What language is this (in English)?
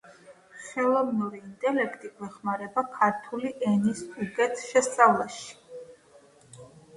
Georgian